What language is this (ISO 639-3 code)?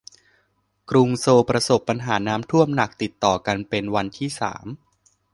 tha